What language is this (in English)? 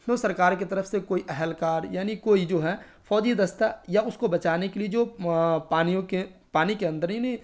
Urdu